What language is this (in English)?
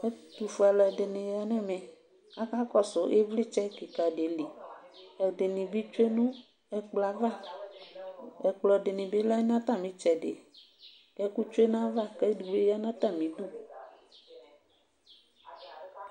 Ikposo